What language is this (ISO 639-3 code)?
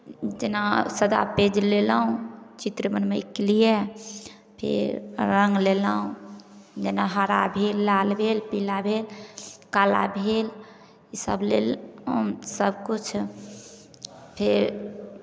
mai